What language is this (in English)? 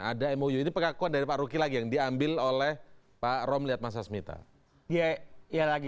Indonesian